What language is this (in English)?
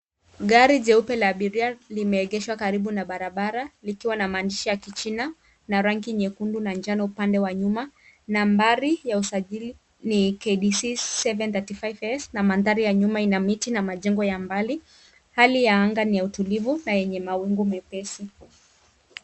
Swahili